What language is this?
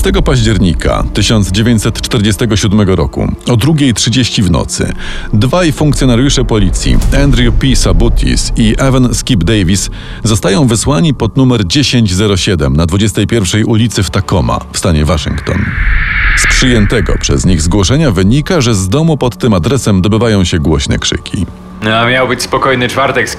Polish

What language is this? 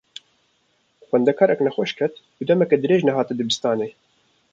Kurdish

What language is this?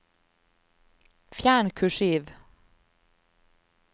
Norwegian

